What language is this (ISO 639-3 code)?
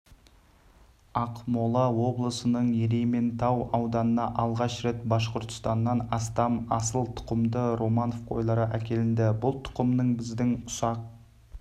kaz